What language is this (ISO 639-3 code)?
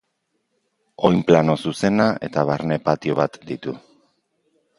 eus